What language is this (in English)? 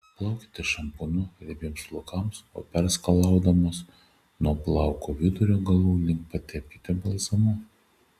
Lithuanian